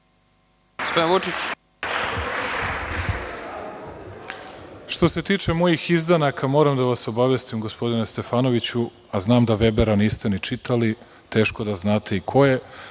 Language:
Serbian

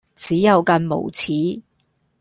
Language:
Cantonese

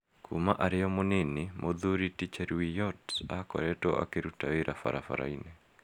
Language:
Kikuyu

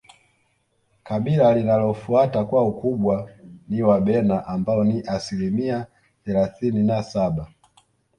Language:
Swahili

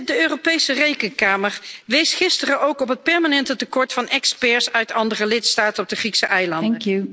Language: Dutch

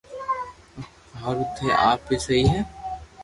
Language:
Loarki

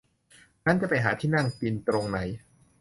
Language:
Thai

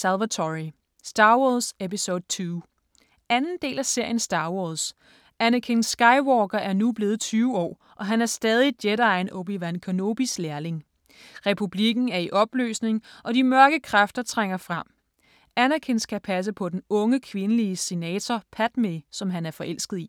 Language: Danish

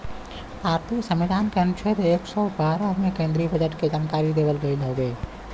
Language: Bhojpuri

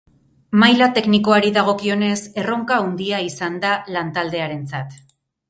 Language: Basque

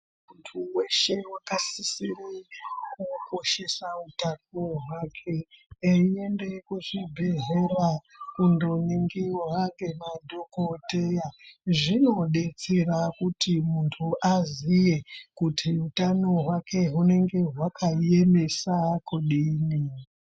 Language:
Ndau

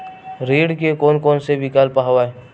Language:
Chhattisgarhi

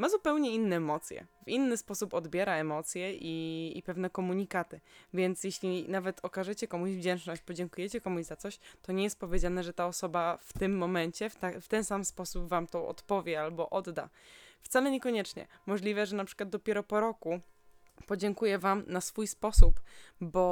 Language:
Polish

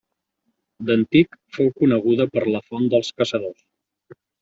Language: Catalan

